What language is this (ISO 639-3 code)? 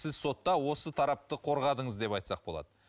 kaz